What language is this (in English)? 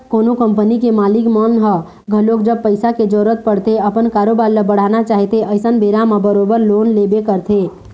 Chhattisgarhi